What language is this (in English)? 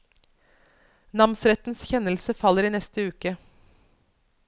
Norwegian